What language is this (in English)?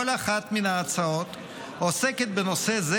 Hebrew